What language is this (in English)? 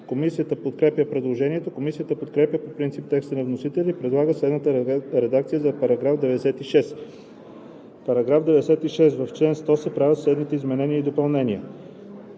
Bulgarian